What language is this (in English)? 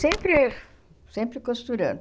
Portuguese